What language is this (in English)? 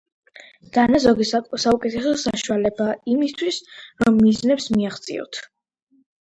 Georgian